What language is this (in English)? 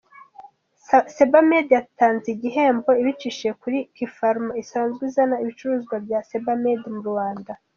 Kinyarwanda